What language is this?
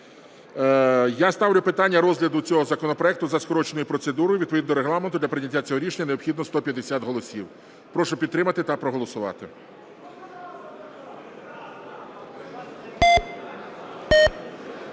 Ukrainian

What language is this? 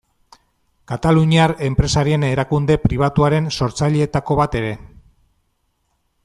Basque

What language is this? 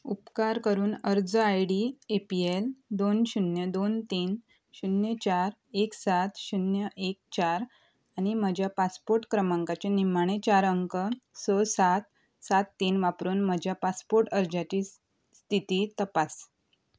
Konkani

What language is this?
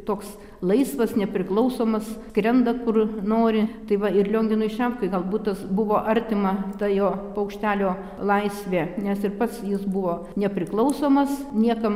Lithuanian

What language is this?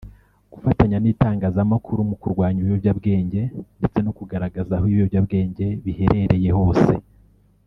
Kinyarwanda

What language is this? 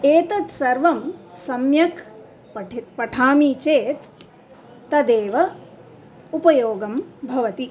Sanskrit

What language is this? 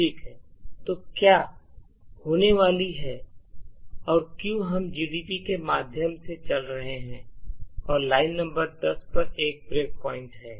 Hindi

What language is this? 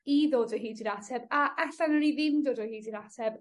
Welsh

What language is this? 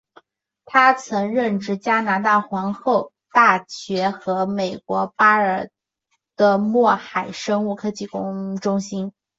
Chinese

